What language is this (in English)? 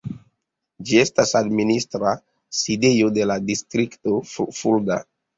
Esperanto